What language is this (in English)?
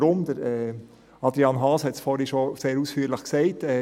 Swiss German